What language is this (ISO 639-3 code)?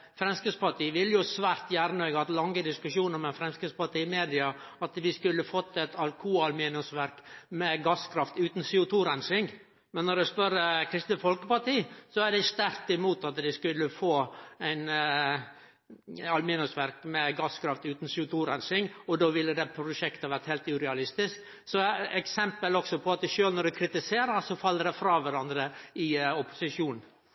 nno